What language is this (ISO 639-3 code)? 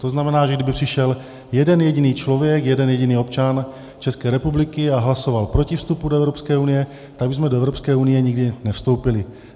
ces